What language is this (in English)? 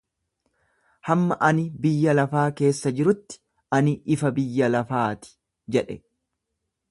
Oromo